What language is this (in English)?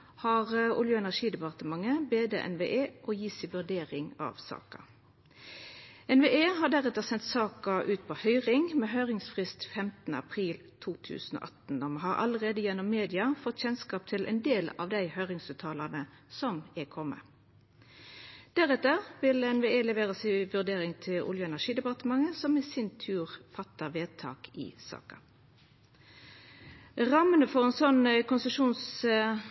Norwegian Nynorsk